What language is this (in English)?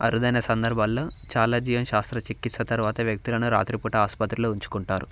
Telugu